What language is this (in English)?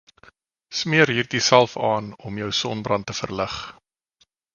Afrikaans